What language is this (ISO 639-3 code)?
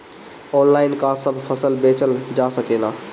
bho